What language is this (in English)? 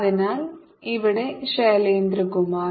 Malayalam